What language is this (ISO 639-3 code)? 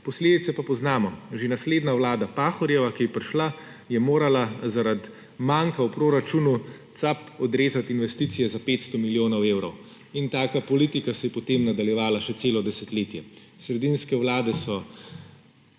slv